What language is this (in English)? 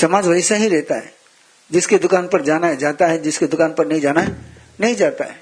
Hindi